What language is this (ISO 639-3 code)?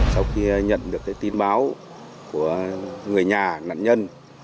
vie